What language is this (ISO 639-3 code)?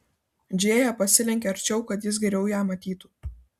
lit